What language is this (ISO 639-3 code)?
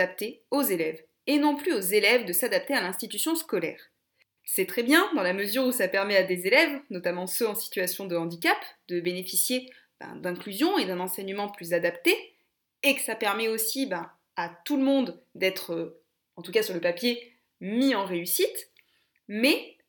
fra